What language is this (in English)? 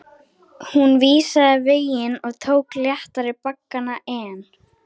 Icelandic